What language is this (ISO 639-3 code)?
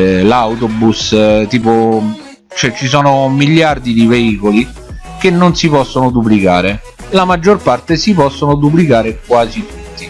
ita